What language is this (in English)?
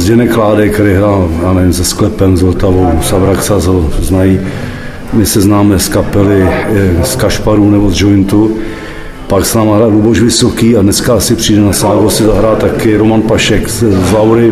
Czech